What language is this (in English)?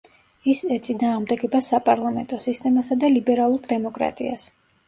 Georgian